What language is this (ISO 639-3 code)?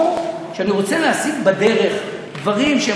heb